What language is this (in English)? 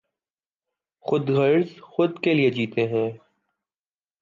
Urdu